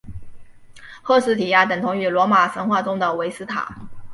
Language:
Chinese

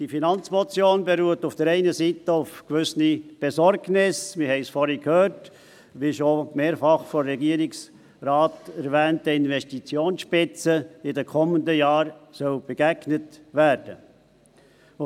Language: Swiss German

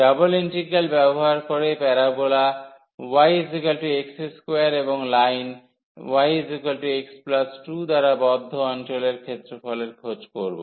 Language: Bangla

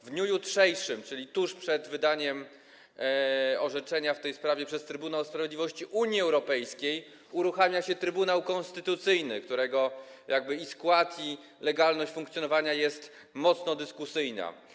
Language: Polish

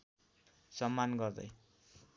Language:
Nepali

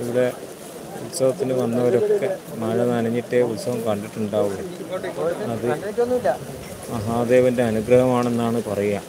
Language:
Malayalam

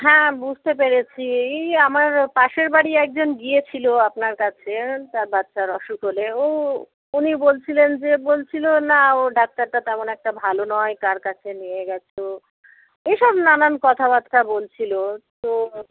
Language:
Bangla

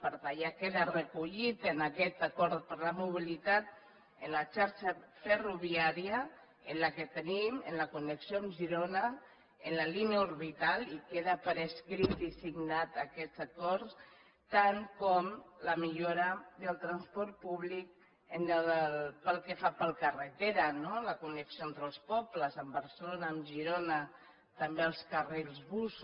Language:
Catalan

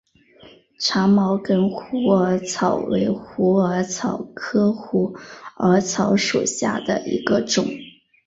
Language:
Chinese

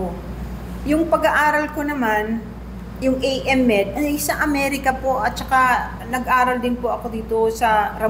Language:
Filipino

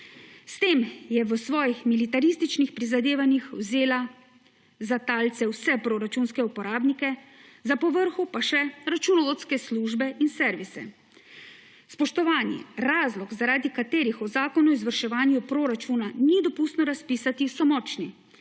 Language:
Slovenian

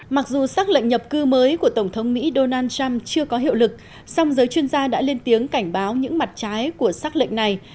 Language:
Vietnamese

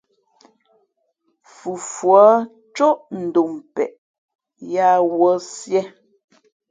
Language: Fe'fe'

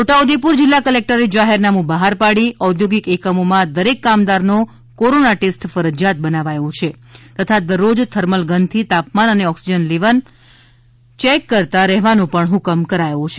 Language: Gujarati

